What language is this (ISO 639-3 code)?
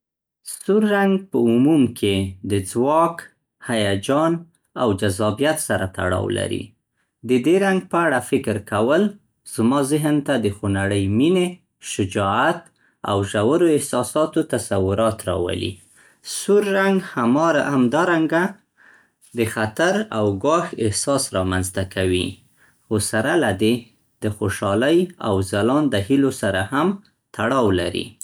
pst